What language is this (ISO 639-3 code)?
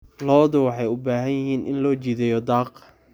som